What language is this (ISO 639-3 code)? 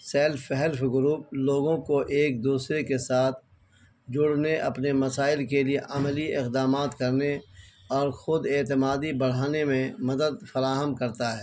urd